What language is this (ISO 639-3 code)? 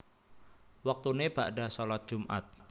jav